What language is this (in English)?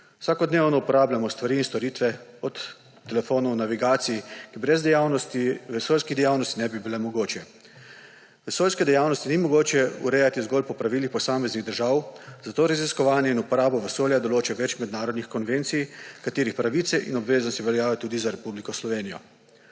Slovenian